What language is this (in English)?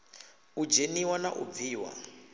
Venda